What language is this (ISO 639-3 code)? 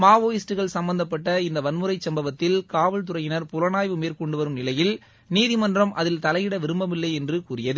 tam